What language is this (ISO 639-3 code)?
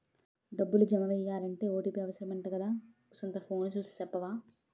tel